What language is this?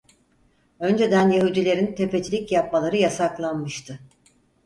Turkish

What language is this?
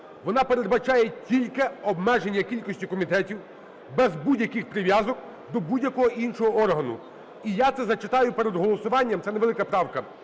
Ukrainian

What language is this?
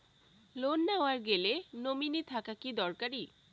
Bangla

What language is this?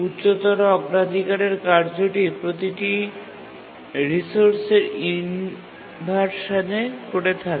Bangla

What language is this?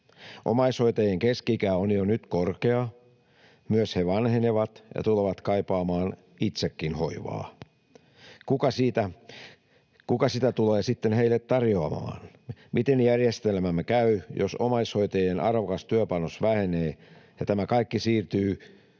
Finnish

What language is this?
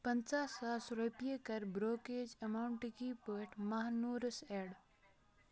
Kashmiri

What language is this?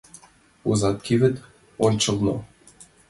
Mari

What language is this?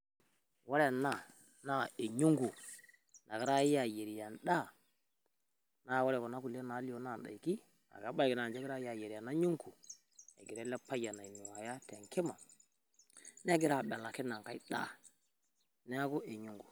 Masai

